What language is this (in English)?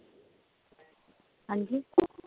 Punjabi